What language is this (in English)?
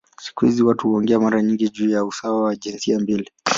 Swahili